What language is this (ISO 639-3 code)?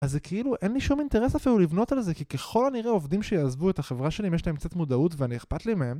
heb